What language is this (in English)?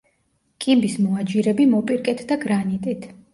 Georgian